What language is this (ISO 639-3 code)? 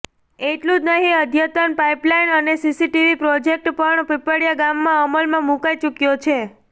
guj